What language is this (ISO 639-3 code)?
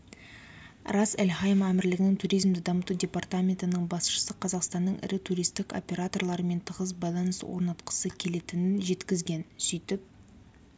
kaz